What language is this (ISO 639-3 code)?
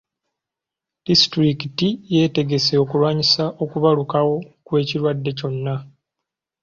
lug